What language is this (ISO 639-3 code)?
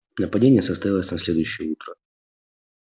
rus